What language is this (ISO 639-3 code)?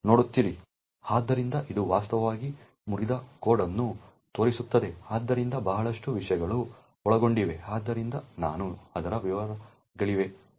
kan